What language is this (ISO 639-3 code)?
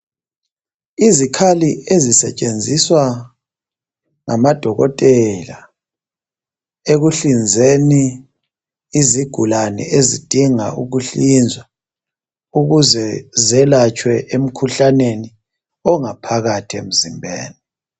nde